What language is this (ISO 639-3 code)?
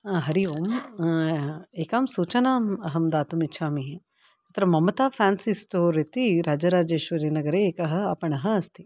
san